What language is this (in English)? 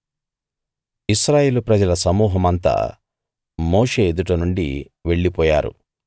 Telugu